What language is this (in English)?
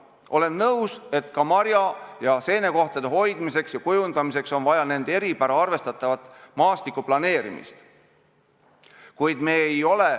Estonian